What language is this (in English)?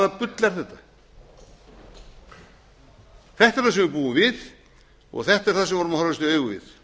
Icelandic